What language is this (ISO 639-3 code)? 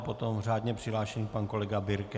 ces